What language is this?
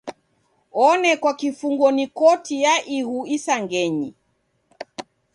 Taita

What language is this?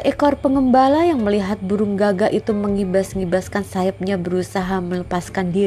Indonesian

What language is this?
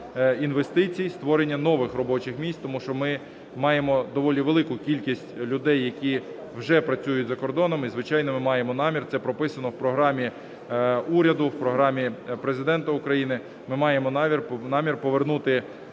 Ukrainian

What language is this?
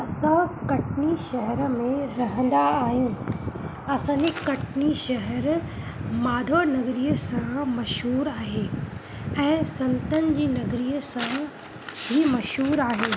Sindhi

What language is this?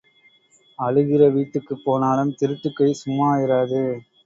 Tamil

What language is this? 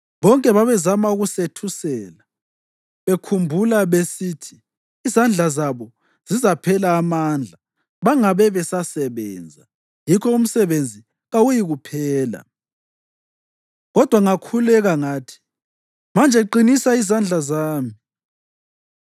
North Ndebele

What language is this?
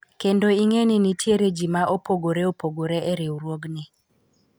Luo (Kenya and Tanzania)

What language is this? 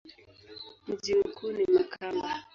Swahili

